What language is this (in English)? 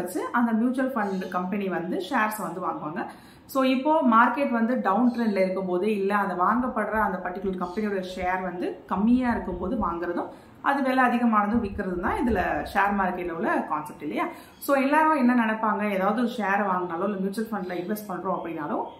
Tamil